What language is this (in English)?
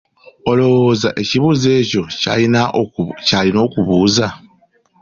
Ganda